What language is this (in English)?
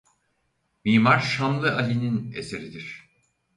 Turkish